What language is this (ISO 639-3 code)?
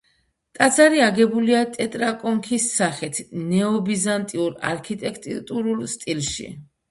kat